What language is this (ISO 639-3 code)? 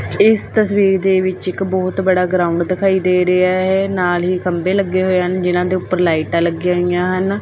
pan